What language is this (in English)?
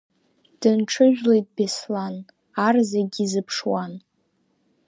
Abkhazian